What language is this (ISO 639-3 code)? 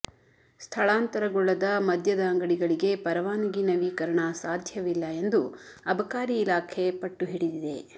kan